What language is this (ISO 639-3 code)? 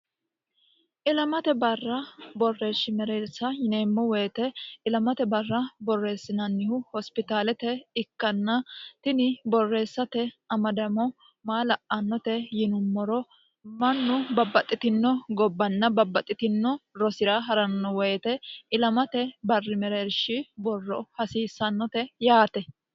sid